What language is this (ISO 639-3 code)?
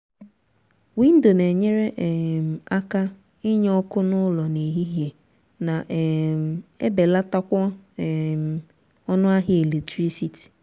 ibo